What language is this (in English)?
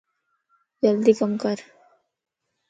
Lasi